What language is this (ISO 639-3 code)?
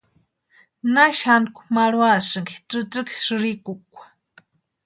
pua